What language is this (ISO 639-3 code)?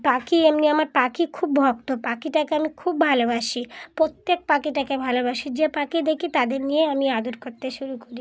ben